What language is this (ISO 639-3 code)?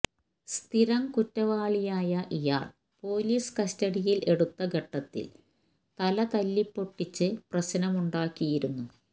mal